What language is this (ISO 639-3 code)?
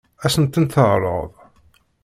kab